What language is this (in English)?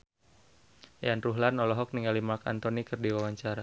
Sundanese